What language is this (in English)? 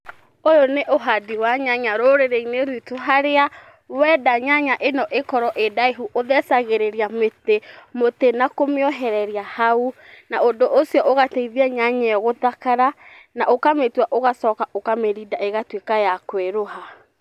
Kikuyu